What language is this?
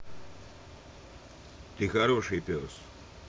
Russian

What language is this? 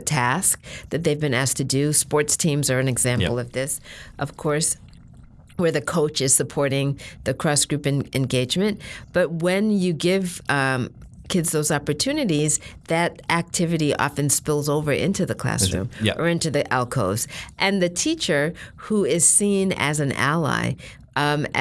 English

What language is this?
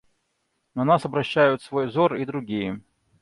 Russian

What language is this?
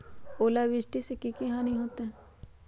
Magahi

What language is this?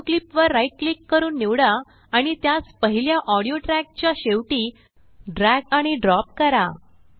Marathi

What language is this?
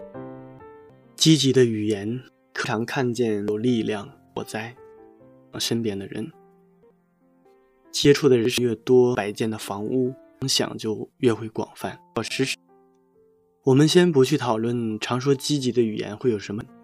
Chinese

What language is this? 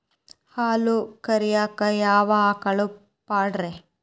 Kannada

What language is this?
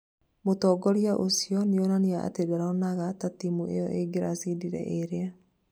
Kikuyu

